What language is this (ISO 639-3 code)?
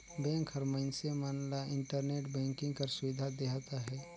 hne